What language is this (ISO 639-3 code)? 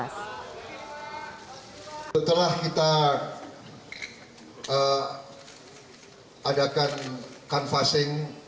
ind